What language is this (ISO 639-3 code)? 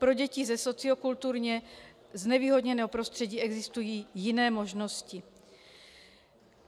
ces